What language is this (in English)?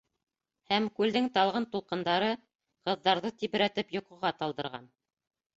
Bashkir